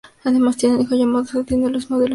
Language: Spanish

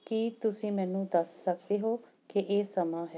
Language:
Punjabi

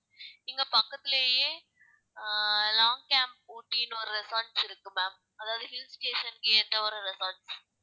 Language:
Tamil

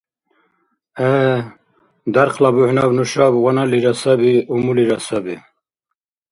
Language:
Dargwa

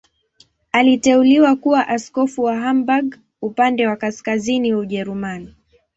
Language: Swahili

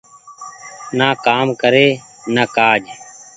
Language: Goaria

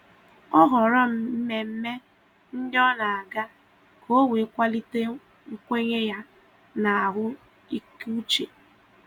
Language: Igbo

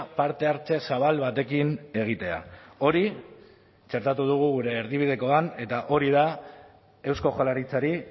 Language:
Basque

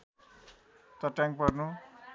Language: Nepali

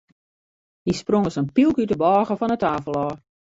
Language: Western Frisian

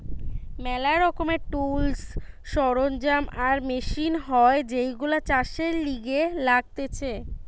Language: Bangla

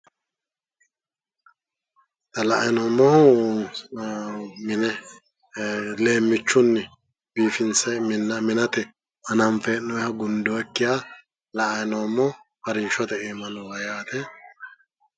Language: Sidamo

